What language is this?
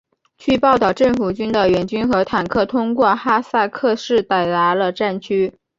Chinese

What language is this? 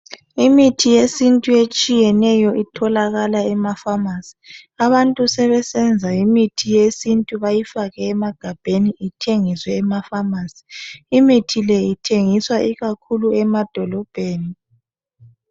North Ndebele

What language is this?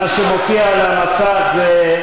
Hebrew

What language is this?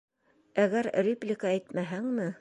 Bashkir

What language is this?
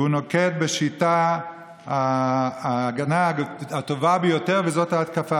Hebrew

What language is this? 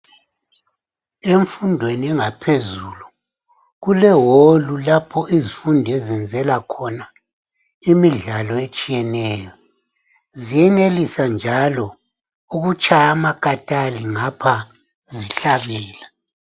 North Ndebele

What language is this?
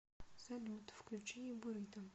Russian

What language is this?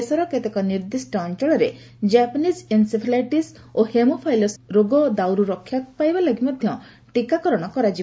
Odia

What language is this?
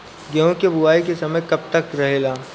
Bhojpuri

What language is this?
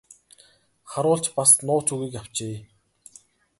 Mongolian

